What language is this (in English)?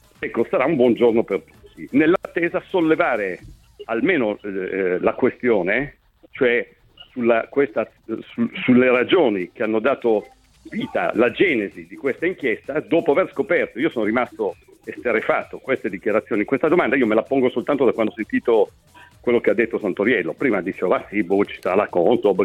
Italian